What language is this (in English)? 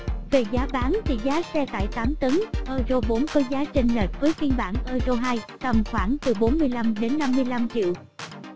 Vietnamese